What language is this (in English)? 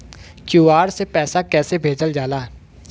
Bhojpuri